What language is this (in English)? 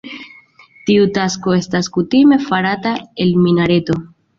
Esperanto